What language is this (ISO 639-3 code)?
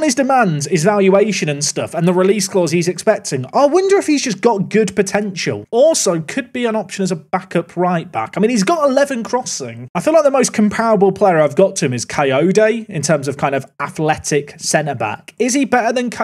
eng